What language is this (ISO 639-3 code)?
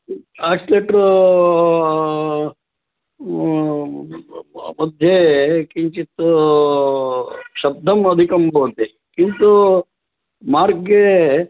san